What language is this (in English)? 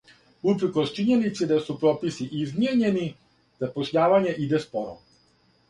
Serbian